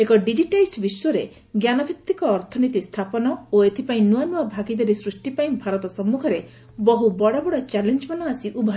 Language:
Odia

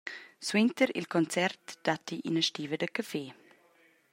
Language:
Romansh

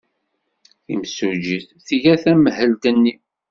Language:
Kabyle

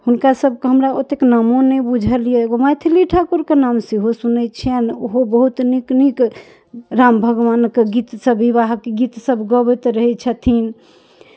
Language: Maithili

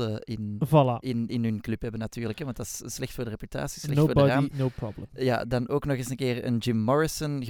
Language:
Dutch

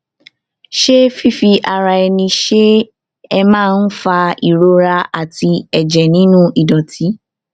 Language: Yoruba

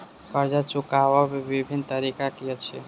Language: Maithili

